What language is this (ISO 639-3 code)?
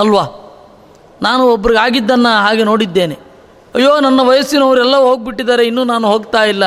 kan